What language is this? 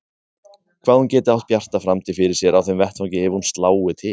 Icelandic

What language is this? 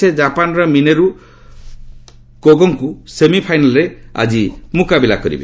Odia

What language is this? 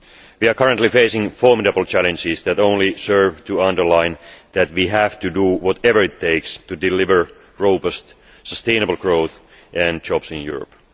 English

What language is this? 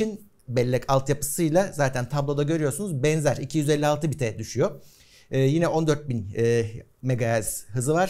Turkish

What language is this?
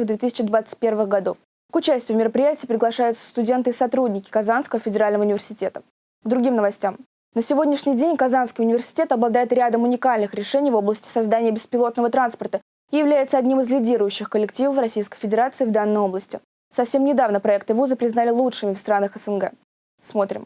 Russian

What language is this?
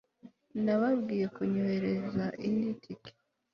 Kinyarwanda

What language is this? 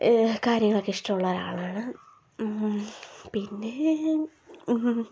Malayalam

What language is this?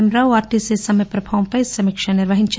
Telugu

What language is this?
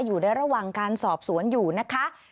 Thai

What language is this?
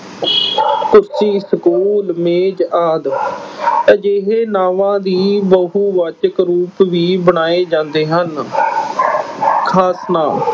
Punjabi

